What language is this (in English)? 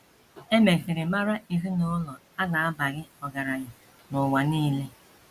Igbo